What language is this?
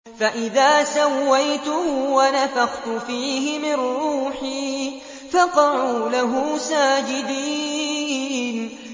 Arabic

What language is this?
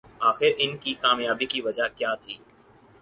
Urdu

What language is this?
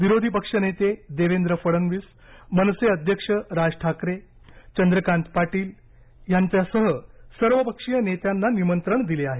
Marathi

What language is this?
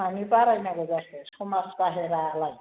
Bodo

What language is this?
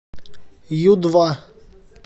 Russian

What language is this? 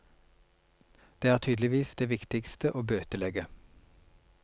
Norwegian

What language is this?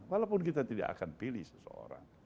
Indonesian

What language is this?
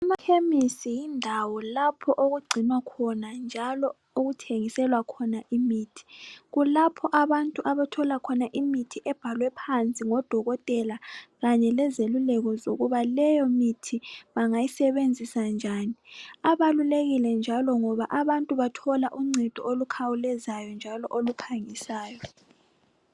North Ndebele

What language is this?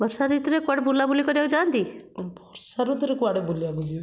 Odia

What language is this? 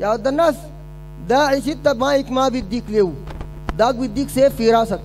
Arabic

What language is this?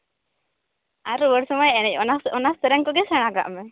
Santali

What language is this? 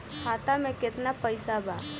Bhojpuri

